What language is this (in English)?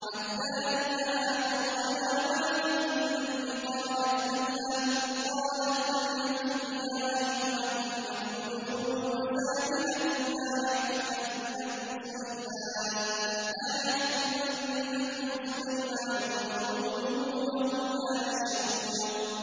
Arabic